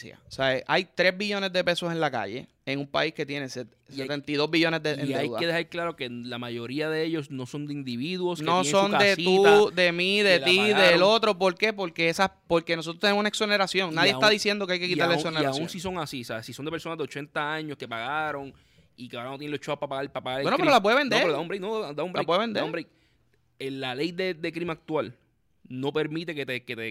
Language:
Spanish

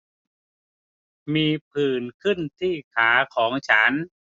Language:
Thai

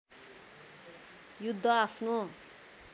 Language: Nepali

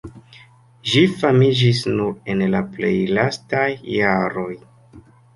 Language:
Esperanto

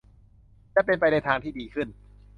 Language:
Thai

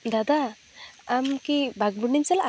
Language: Santali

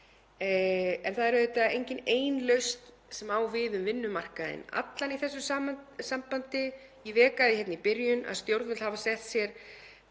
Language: Icelandic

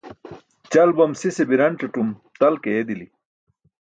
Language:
Burushaski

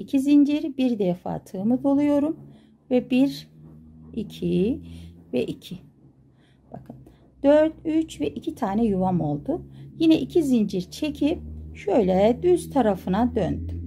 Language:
Turkish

